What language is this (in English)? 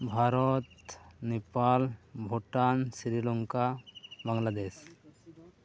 Santali